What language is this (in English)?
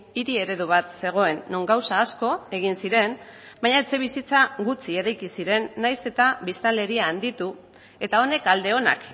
Basque